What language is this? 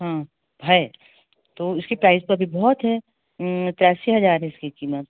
Hindi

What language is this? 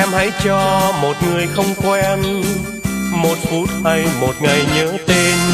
Vietnamese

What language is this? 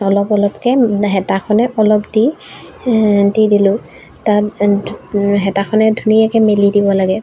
Assamese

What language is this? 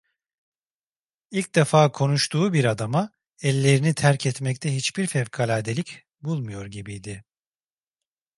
Turkish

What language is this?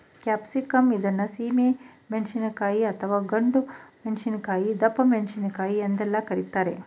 Kannada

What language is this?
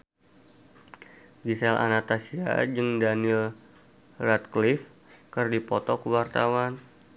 Sundanese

